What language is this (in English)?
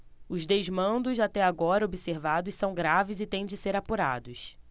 Portuguese